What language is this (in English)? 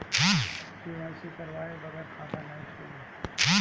Bhojpuri